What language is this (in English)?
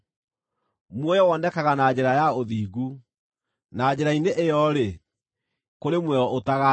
Kikuyu